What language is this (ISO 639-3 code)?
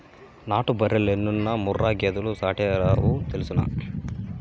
tel